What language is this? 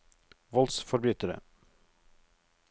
Norwegian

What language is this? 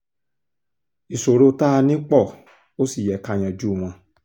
Yoruba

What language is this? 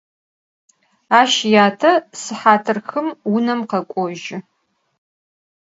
Adyghe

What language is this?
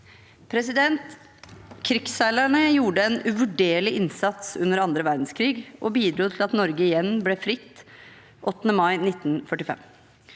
Norwegian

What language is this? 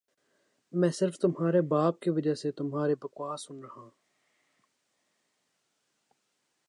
Urdu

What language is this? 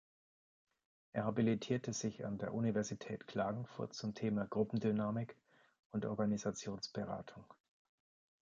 German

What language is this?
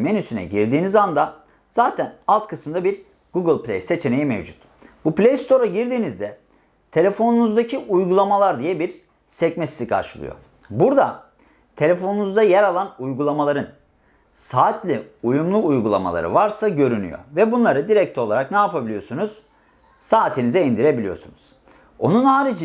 Turkish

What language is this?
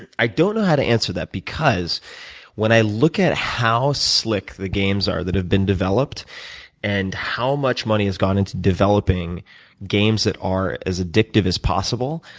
English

